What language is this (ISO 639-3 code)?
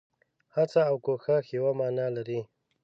pus